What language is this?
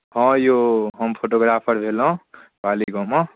Maithili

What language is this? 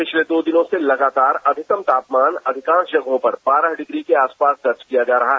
Hindi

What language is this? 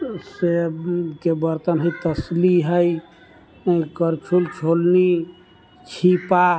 Maithili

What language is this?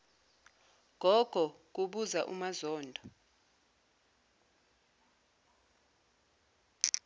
Zulu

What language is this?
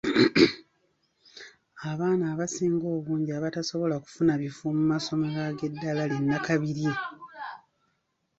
Ganda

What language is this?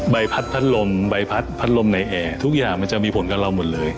Thai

